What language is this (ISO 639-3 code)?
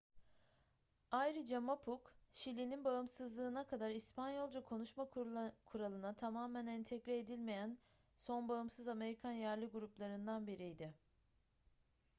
tur